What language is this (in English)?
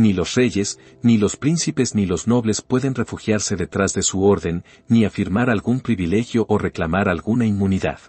Spanish